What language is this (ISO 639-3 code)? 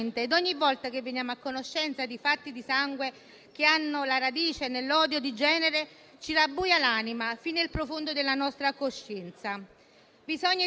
ita